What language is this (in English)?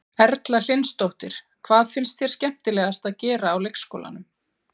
Icelandic